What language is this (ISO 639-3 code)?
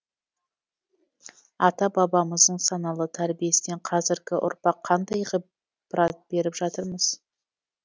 kaz